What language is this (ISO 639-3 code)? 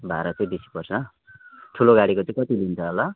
nep